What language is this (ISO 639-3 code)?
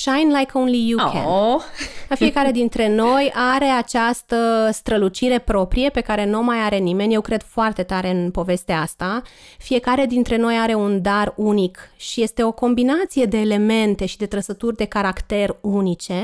ron